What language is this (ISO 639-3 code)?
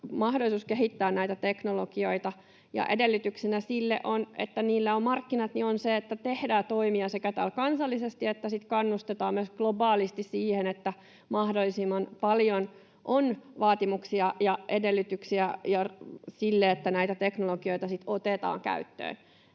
fin